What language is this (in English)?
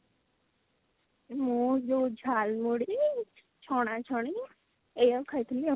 Odia